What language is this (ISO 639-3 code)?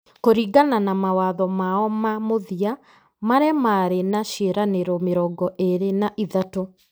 kik